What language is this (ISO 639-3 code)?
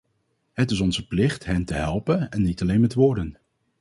nld